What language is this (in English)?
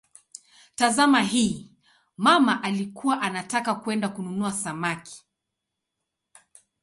Swahili